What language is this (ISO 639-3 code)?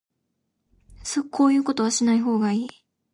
jpn